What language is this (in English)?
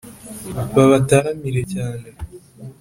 Kinyarwanda